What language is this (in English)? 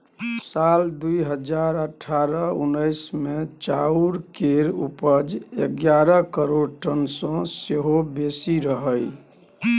Maithili